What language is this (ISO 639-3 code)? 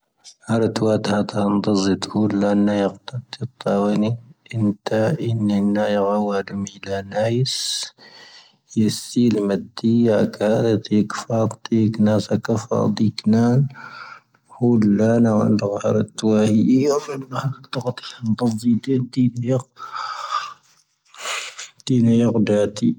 thv